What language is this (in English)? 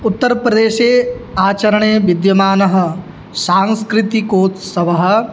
Sanskrit